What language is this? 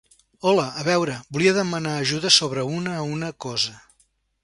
Catalan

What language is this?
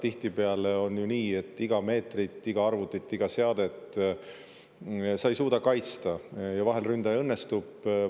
Estonian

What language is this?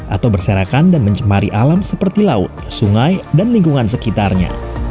Indonesian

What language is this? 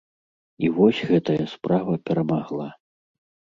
Belarusian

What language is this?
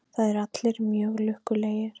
Icelandic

